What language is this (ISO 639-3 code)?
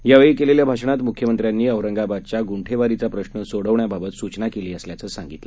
mar